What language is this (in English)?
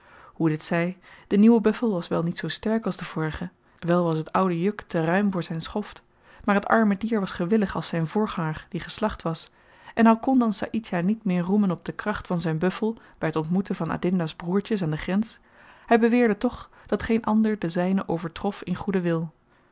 Dutch